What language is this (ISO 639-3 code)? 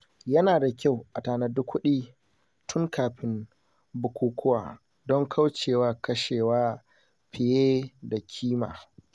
hau